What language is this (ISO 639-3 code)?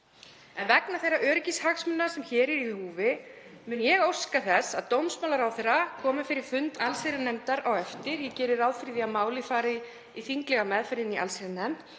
isl